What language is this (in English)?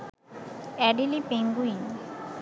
Bangla